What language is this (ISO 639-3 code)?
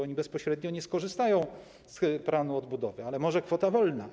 pol